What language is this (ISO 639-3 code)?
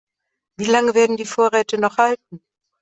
deu